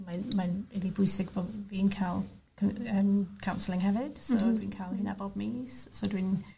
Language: Welsh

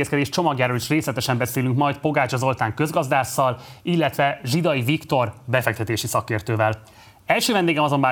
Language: Hungarian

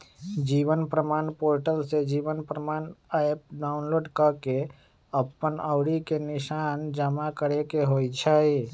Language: Magahi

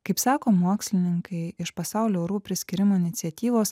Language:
Lithuanian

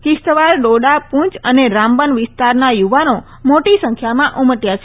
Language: Gujarati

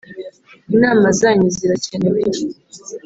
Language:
Kinyarwanda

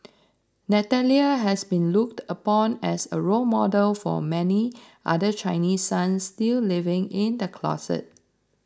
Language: English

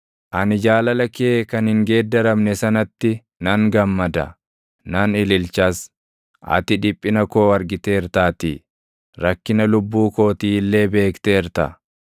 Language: Oromo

